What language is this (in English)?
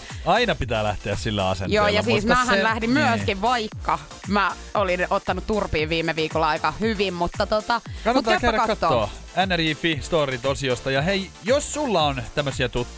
Finnish